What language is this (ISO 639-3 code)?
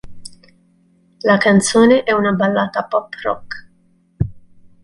ita